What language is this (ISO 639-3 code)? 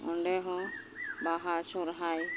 sat